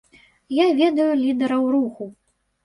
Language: Belarusian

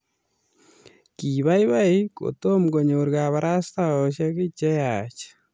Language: Kalenjin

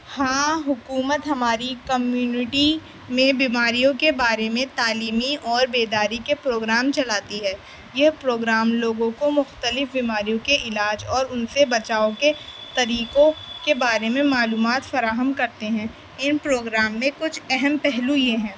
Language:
Urdu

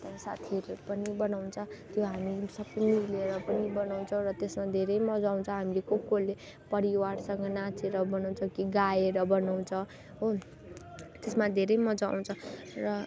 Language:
Nepali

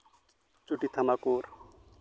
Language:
Santali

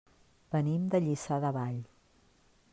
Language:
Catalan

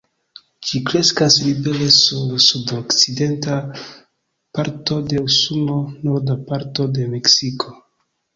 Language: Esperanto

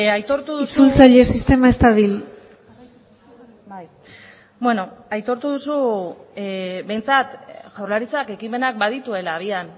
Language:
Basque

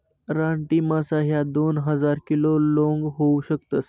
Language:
Marathi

